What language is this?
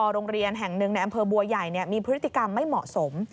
Thai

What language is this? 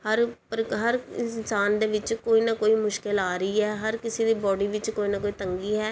Punjabi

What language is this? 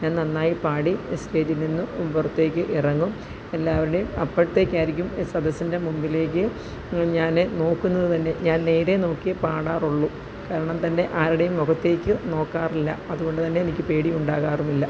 Malayalam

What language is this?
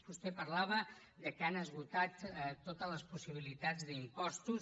Catalan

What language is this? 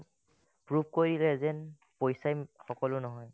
Assamese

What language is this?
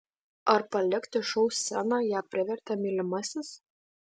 Lithuanian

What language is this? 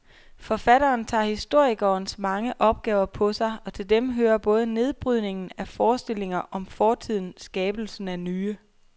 Danish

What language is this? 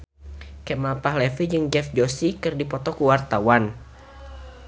Sundanese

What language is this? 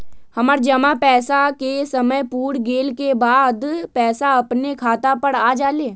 Magahi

